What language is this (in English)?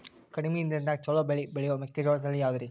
Kannada